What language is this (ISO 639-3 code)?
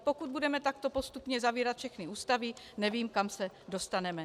ces